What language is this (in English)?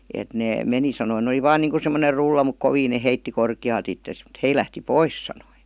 Finnish